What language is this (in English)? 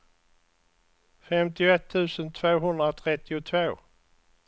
Swedish